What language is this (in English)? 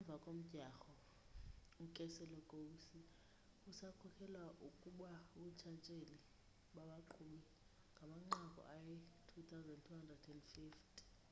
Xhosa